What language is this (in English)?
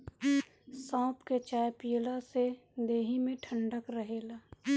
Bhojpuri